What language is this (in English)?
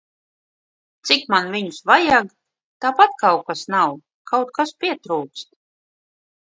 Latvian